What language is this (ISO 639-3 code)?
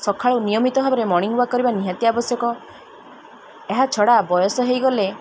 ori